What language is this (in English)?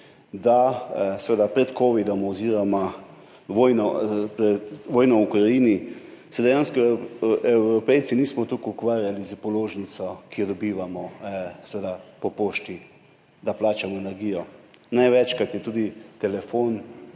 Slovenian